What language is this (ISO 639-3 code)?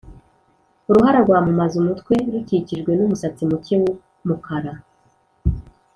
kin